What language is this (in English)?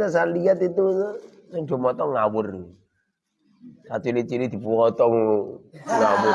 Indonesian